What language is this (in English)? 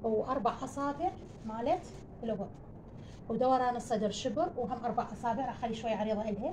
Arabic